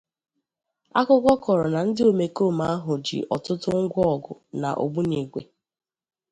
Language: Igbo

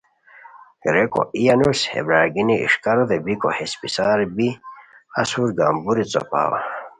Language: Khowar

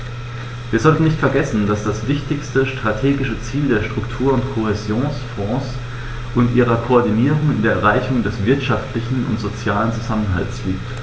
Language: German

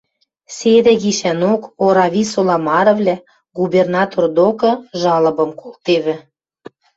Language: Western Mari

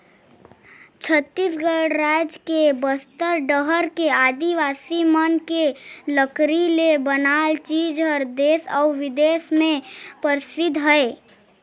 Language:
Chhattisgarhi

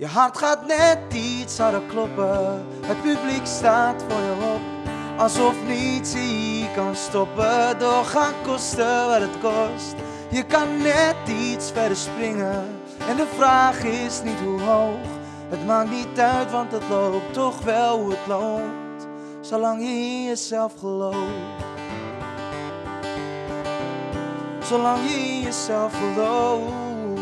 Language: Dutch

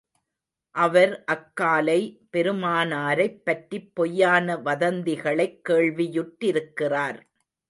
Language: Tamil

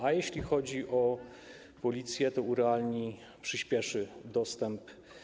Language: Polish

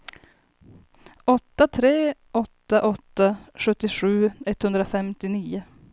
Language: Swedish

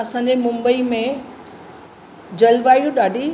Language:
Sindhi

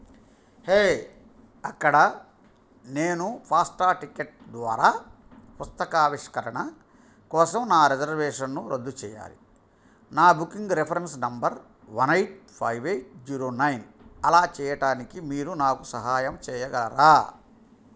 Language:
Telugu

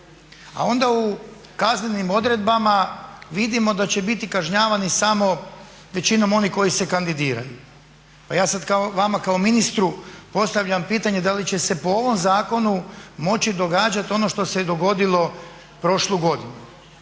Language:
Croatian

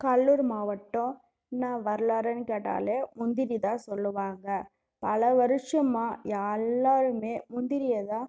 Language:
Tamil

